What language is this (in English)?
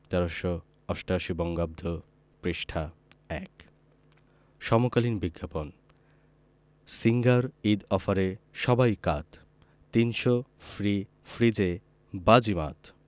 Bangla